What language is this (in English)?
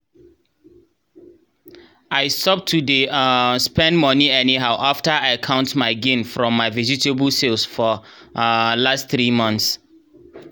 Nigerian Pidgin